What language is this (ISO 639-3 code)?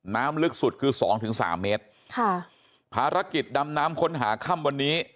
tha